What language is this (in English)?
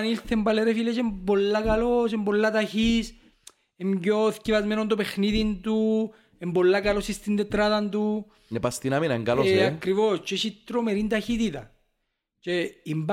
Greek